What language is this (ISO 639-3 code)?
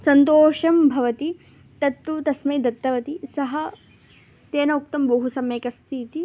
san